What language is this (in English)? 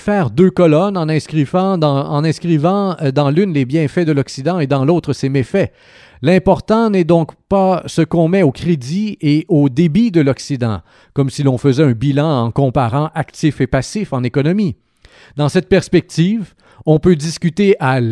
French